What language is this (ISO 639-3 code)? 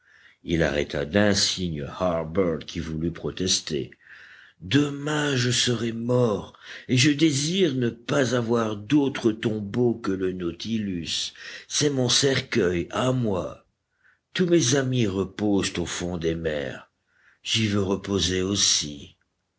fra